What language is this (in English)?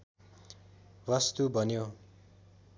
Nepali